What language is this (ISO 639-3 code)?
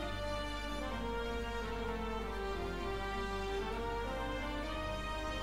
jpn